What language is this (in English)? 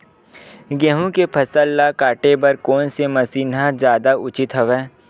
Chhattisgarhi